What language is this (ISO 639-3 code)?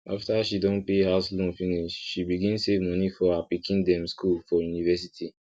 pcm